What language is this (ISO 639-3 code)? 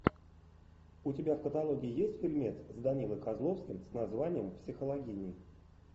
rus